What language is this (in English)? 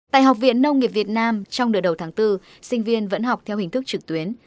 Vietnamese